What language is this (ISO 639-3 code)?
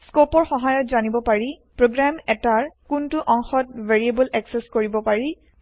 asm